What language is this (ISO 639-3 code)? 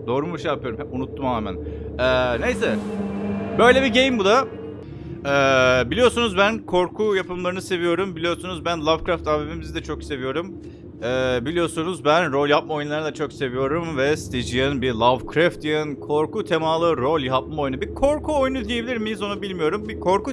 tur